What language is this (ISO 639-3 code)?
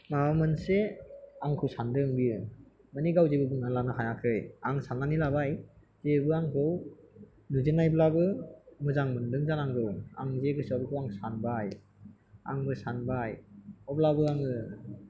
brx